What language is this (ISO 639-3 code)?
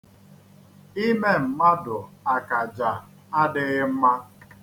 ibo